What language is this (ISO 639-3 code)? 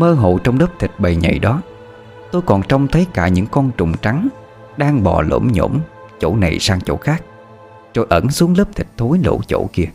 vie